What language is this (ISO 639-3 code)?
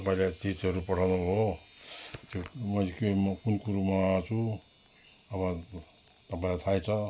nep